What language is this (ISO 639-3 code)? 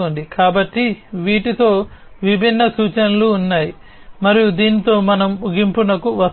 tel